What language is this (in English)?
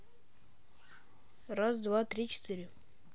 Russian